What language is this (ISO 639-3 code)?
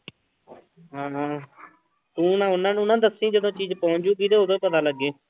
pan